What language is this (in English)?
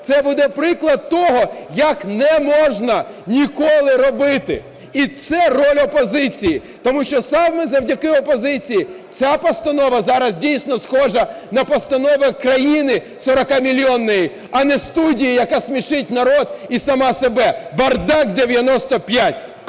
Ukrainian